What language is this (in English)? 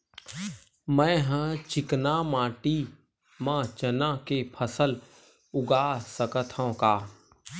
Chhattisgarhi